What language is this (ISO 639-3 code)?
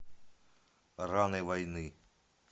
rus